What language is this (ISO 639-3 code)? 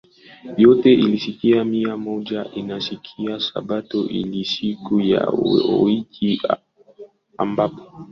swa